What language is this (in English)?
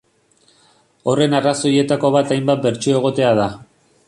Basque